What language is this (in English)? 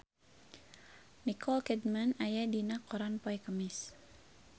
Sundanese